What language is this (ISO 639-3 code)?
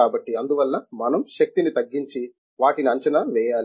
tel